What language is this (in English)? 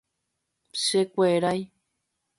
Guarani